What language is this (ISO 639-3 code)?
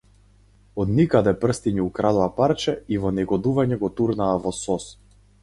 mkd